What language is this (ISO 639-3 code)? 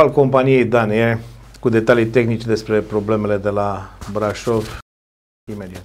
ron